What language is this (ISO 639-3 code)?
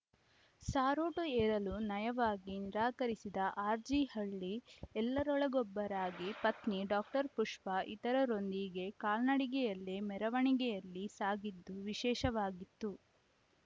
kan